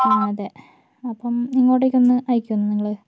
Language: Malayalam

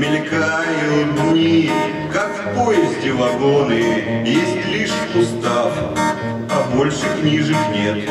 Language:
Russian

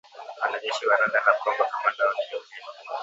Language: Swahili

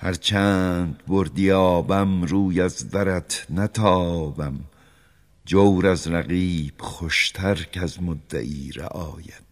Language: Persian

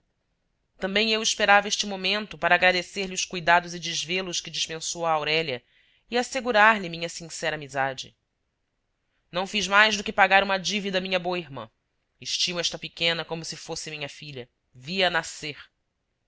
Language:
Portuguese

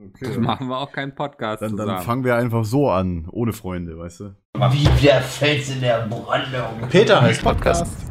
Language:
German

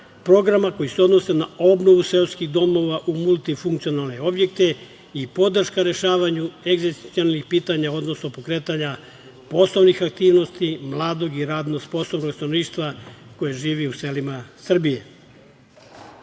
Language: Serbian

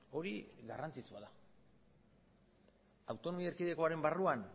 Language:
Basque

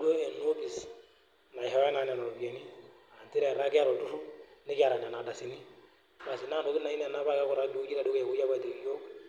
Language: Masai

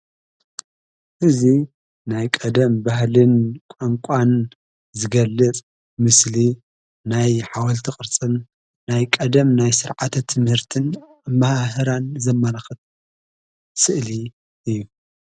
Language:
Tigrinya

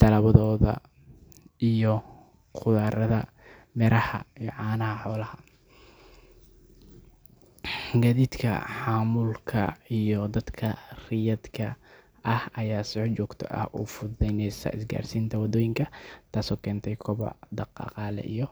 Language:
Somali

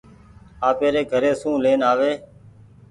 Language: Goaria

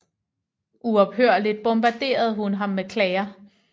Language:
Danish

